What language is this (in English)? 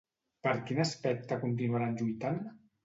Catalan